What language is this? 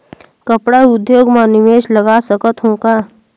Chhattisgarhi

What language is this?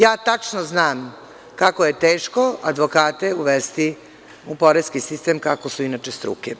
Serbian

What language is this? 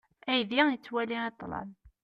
Kabyle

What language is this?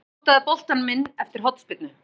Icelandic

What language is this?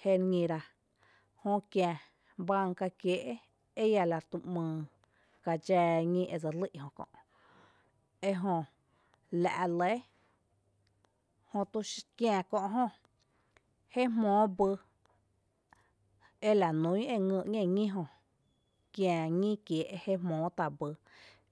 Tepinapa Chinantec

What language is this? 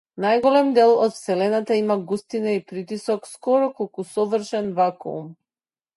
Macedonian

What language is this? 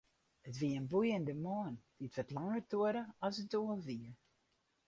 Western Frisian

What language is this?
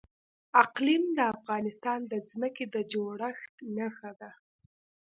Pashto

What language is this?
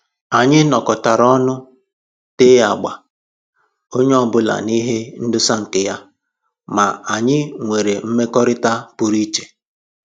Igbo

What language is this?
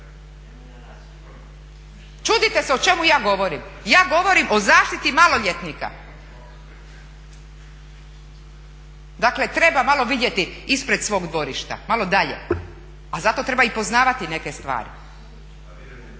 Croatian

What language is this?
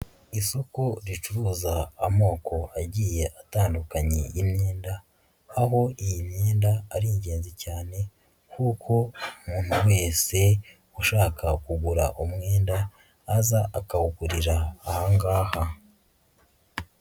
Kinyarwanda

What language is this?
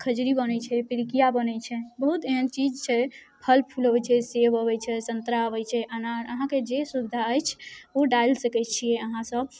Maithili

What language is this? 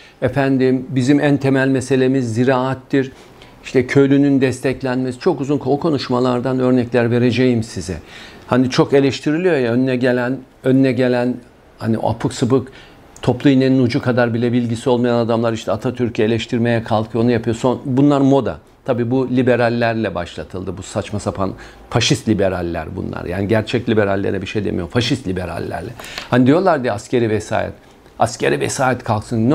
Turkish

